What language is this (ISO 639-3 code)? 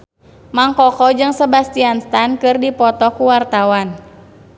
sun